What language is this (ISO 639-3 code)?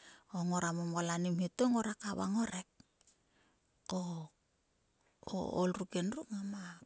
sua